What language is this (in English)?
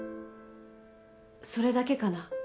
Japanese